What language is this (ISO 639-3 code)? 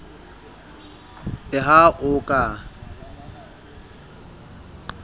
sot